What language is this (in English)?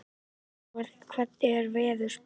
Icelandic